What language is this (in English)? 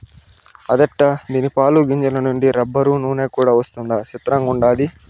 Telugu